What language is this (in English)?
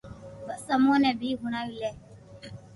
Loarki